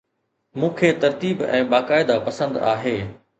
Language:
Sindhi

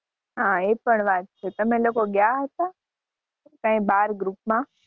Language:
Gujarati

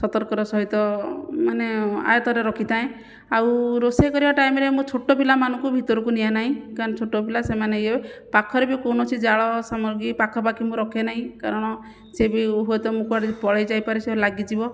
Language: Odia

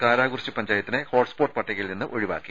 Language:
Malayalam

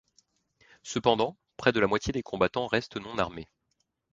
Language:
French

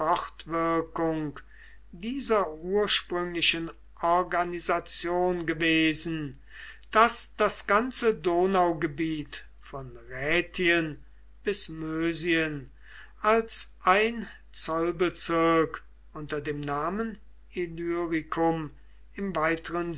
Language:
German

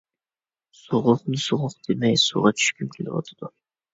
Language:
Uyghur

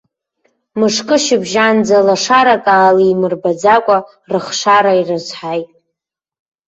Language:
Abkhazian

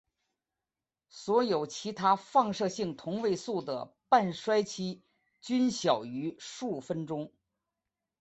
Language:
Chinese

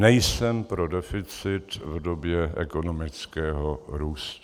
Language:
Czech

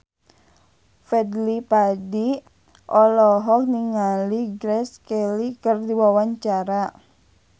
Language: Sundanese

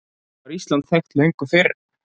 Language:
Icelandic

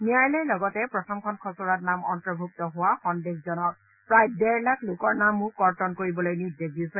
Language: Assamese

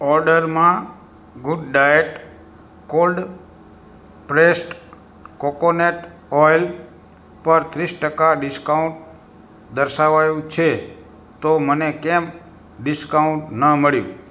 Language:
Gujarati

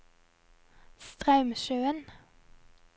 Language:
Norwegian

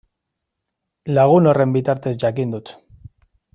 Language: Basque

